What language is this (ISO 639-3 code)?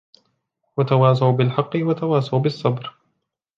ara